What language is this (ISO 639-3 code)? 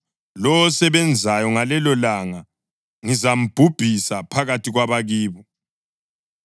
nde